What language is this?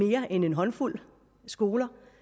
Danish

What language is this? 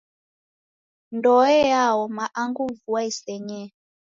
Taita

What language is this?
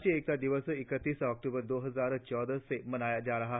Hindi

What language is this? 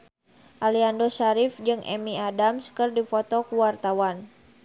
Sundanese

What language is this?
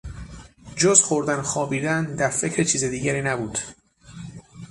Persian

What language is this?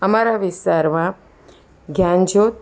Gujarati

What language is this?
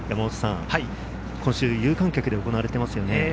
Japanese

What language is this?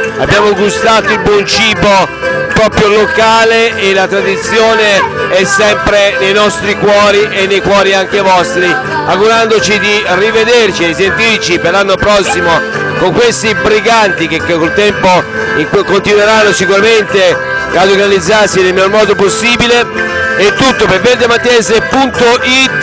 Italian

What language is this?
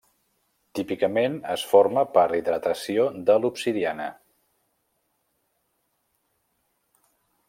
Catalan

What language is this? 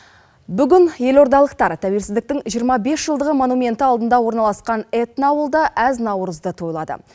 Kazakh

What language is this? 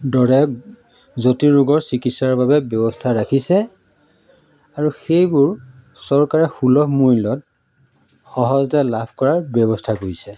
Assamese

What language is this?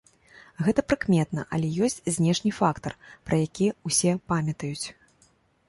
Belarusian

